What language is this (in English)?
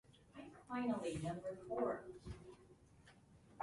Japanese